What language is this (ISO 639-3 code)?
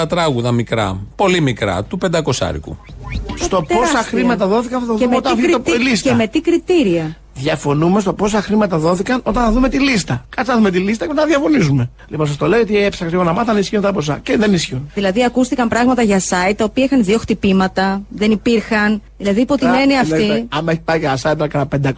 ell